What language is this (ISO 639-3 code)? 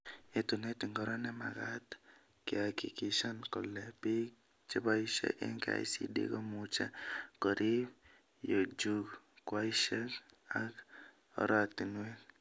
kln